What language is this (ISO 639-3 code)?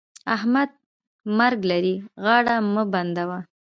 pus